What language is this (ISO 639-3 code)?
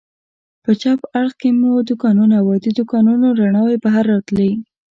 pus